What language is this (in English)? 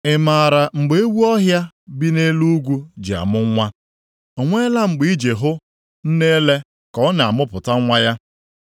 Igbo